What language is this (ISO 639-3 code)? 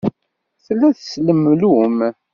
kab